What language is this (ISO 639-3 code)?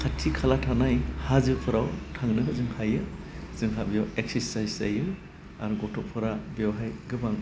brx